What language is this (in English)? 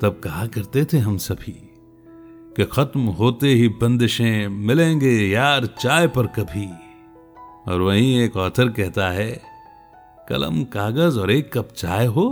Hindi